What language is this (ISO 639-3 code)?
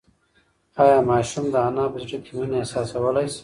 pus